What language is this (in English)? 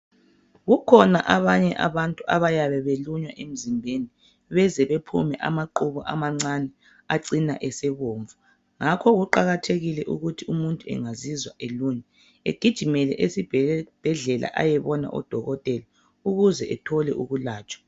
North Ndebele